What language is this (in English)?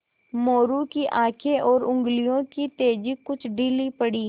Hindi